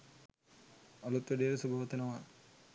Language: Sinhala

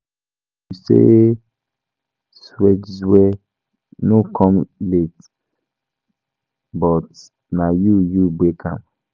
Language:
Nigerian Pidgin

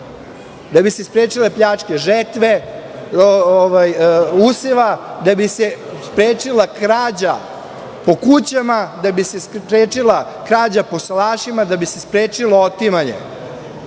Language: Serbian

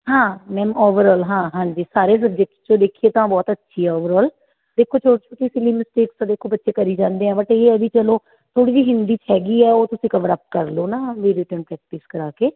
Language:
Punjabi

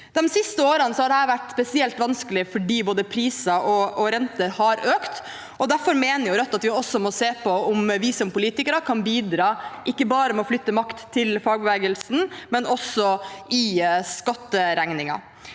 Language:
Norwegian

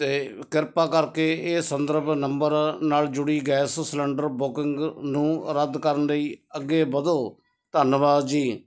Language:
Punjabi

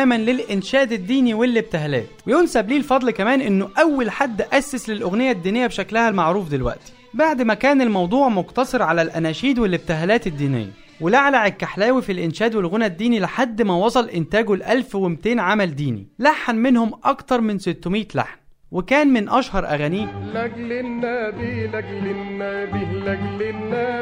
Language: Arabic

